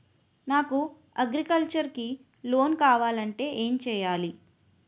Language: Telugu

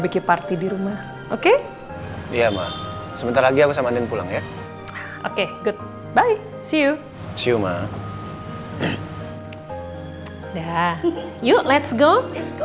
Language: Indonesian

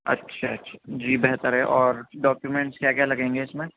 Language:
Urdu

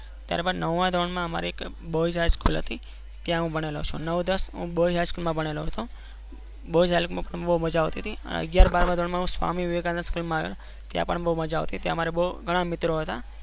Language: Gujarati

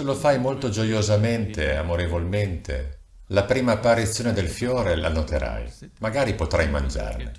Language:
Italian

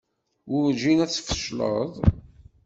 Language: Kabyle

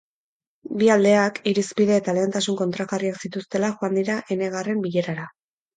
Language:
Basque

